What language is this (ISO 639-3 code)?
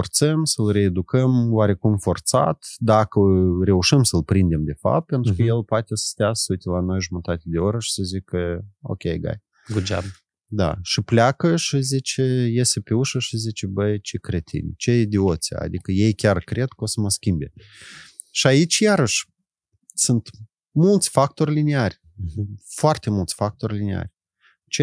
ron